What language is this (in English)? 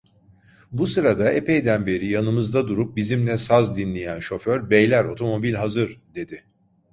Turkish